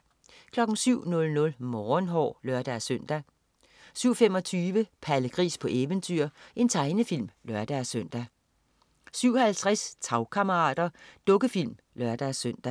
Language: Danish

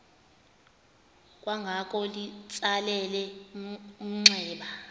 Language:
Xhosa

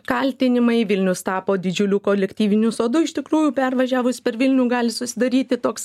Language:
Lithuanian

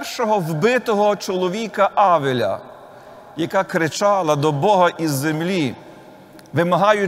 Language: Ukrainian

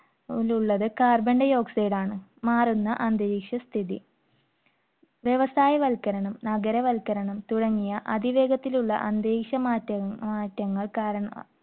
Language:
Malayalam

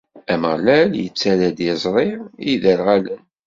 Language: Kabyle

